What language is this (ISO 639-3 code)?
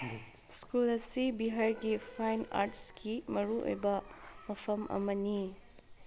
mni